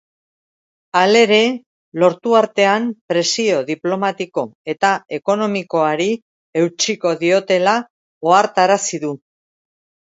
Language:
Basque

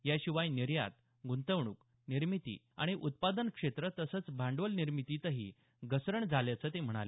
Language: Marathi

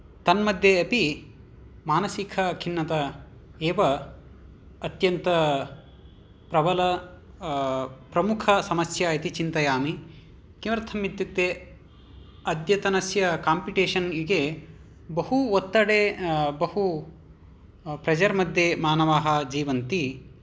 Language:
Sanskrit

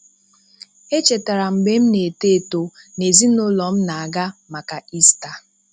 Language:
Igbo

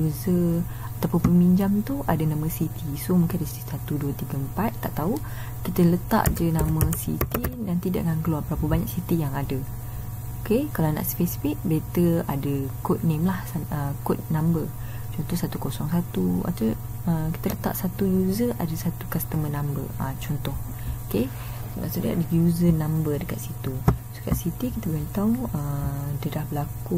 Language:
Malay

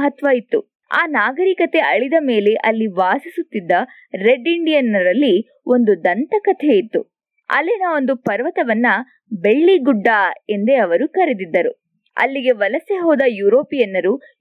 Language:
Kannada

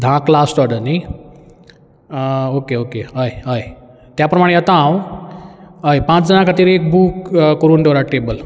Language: Konkani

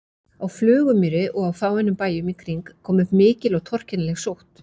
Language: Icelandic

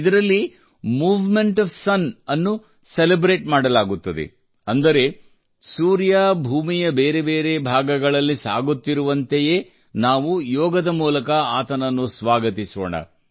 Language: Kannada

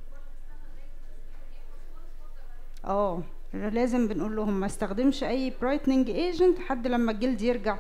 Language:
Arabic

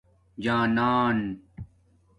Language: Domaaki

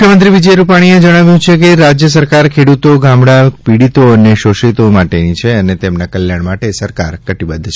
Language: Gujarati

